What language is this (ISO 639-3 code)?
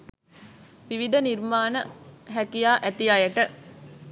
sin